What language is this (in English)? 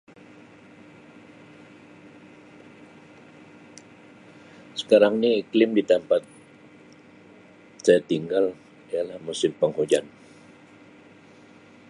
Sabah Malay